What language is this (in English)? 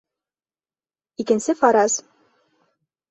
Bashkir